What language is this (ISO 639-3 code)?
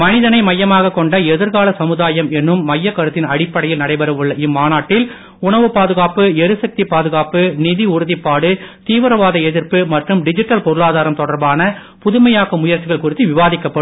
tam